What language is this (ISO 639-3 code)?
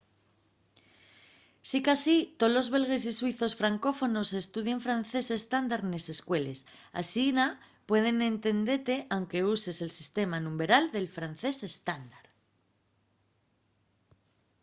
ast